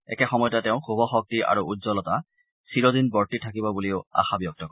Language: Assamese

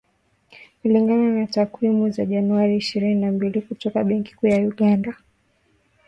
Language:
Swahili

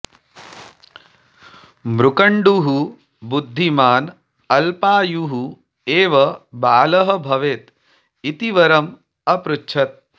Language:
Sanskrit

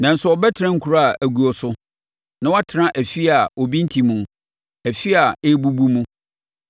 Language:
Akan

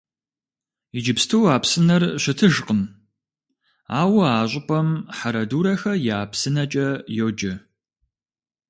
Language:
Kabardian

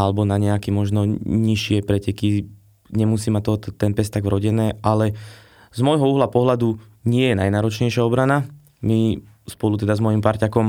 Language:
Slovak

